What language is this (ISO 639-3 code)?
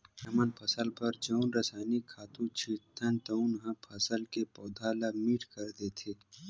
hne